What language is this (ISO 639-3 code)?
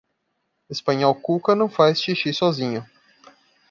por